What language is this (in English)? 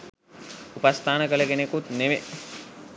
Sinhala